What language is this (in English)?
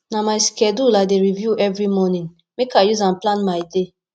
Nigerian Pidgin